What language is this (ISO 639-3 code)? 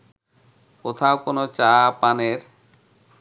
ben